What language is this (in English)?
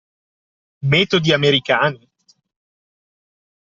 Italian